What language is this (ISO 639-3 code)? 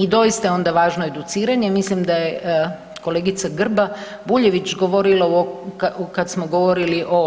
hrv